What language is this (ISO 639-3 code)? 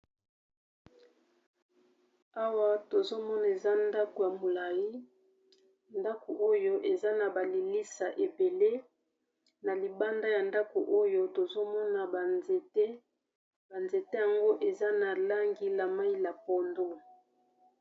lin